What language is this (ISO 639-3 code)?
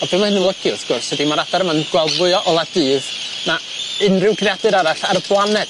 cym